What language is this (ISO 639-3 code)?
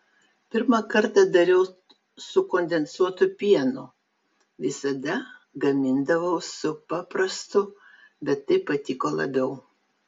lit